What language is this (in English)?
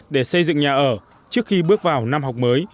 Vietnamese